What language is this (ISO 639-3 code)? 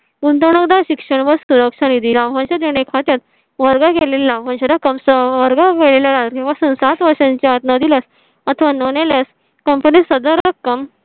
mar